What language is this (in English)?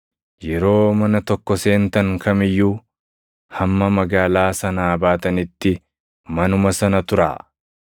Oromo